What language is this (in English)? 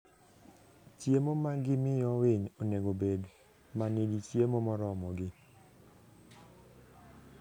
Luo (Kenya and Tanzania)